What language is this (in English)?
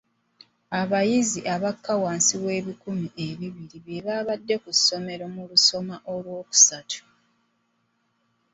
Ganda